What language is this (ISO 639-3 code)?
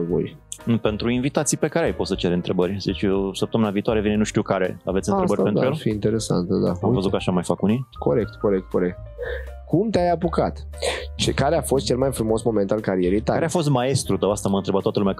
ron